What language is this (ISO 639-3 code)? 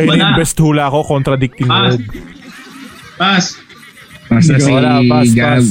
fil